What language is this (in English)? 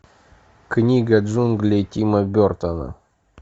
Russian